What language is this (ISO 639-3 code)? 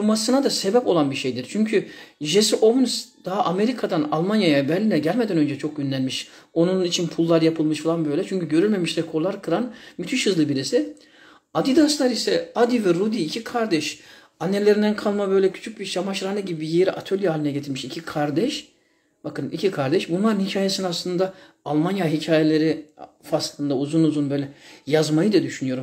tur